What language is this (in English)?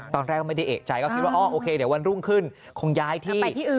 Thai